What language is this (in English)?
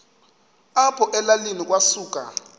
Xhosa